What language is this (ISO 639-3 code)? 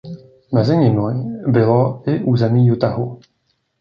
ces